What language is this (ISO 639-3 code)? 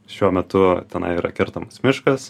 lit